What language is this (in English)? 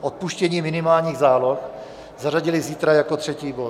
Czech